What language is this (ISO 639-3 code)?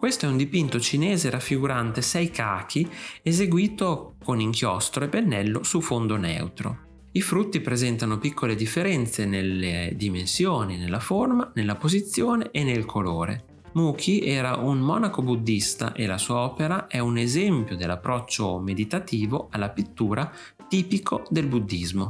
ita